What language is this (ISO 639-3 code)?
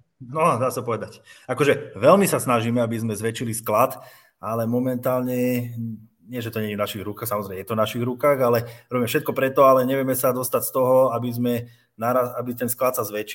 slk